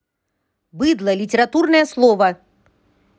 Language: Russian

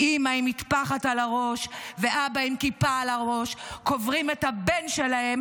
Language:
Hebrew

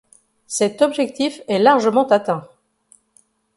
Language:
French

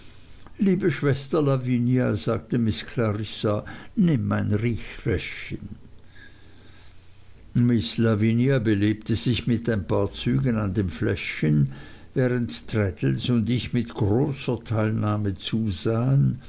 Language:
German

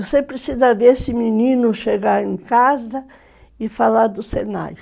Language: Portuguese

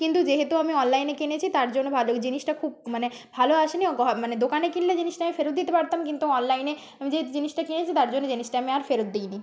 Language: Bangla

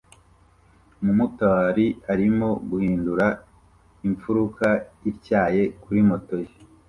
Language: Kinyarwanda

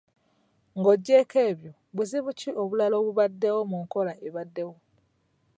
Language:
Ganda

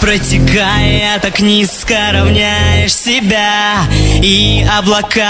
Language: Polish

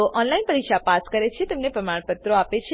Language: Gujarati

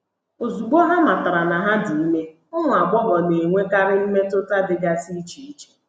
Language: Igbo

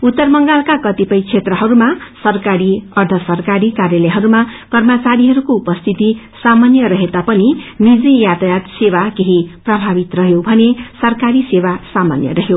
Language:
Nepali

